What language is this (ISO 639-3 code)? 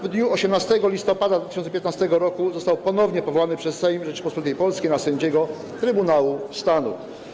pol